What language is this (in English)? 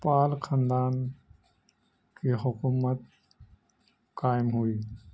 Urdu